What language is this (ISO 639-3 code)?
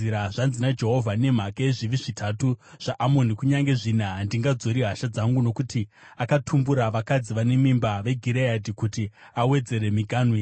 sna